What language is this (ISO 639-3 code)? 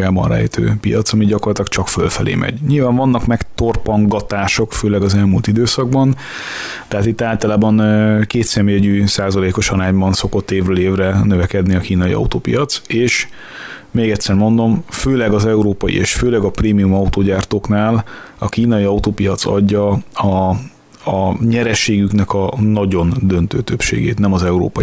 hun